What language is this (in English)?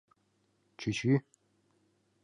Mari